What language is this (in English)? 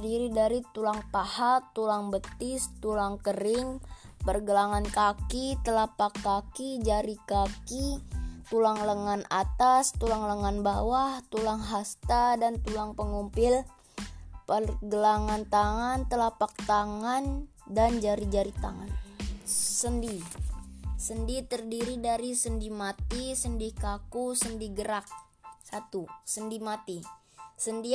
Indonesian